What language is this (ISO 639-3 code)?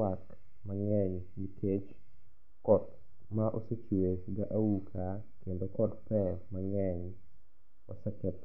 luo